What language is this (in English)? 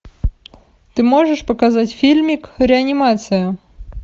Russian